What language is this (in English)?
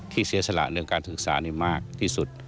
Thai